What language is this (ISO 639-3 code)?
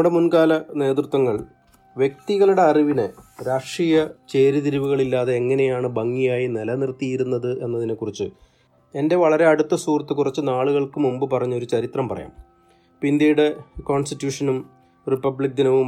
mal